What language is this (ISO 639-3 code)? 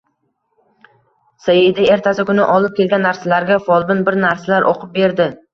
uzb